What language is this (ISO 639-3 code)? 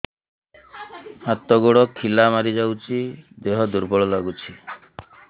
ori